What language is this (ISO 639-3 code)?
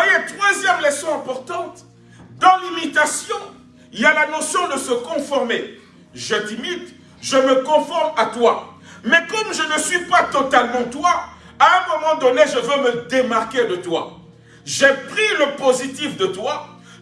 fra